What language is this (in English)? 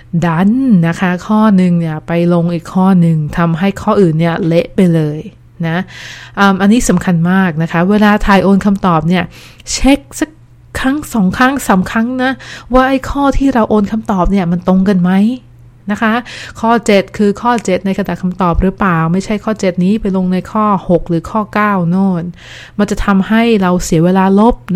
Thai